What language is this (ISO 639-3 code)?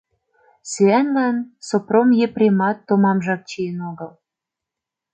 chm